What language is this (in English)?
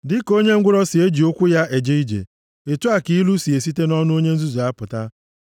Igbo